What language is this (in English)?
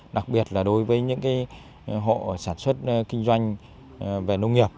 Vietnamese